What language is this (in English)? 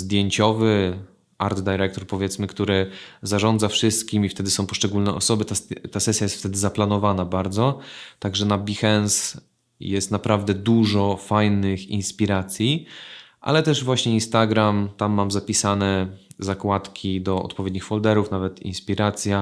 Polish